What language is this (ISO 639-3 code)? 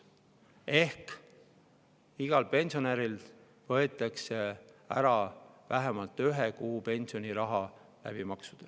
est